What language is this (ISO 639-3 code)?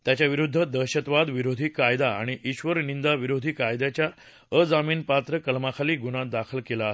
mar